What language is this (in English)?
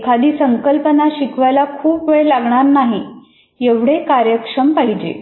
Marathi